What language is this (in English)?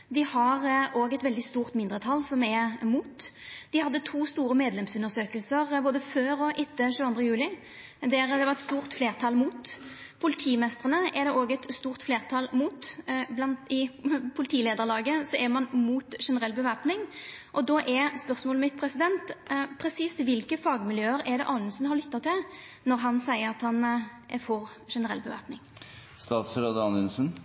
Norwegian Nynorsk